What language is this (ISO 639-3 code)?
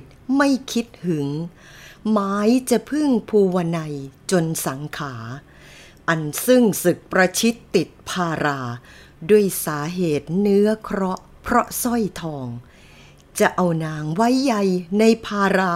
tha